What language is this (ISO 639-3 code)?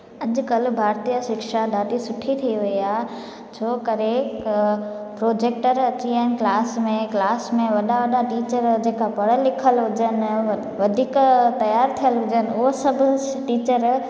snd